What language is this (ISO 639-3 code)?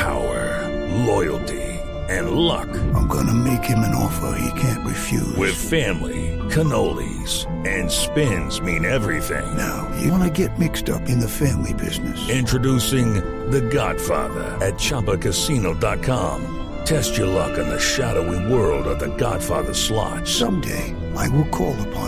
spa